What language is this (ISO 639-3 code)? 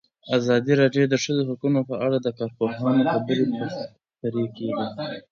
pus